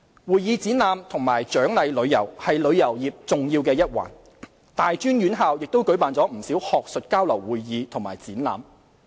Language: Cantonese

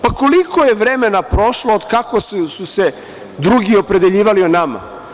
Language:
Serbian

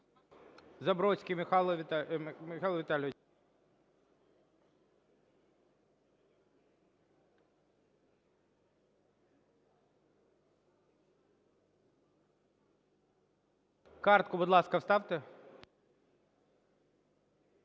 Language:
Ukrainian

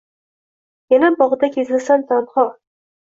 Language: Uzbek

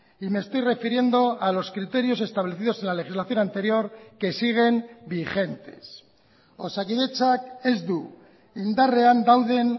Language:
Spanish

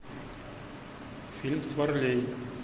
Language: Russian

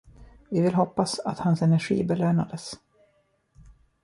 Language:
Swedish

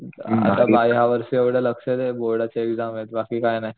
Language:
Marathi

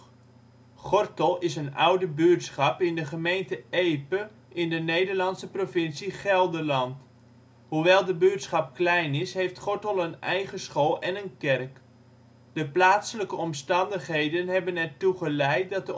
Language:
Dutch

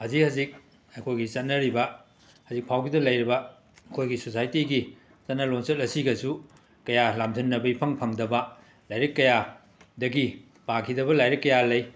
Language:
Manipuri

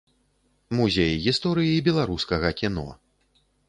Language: Belarusian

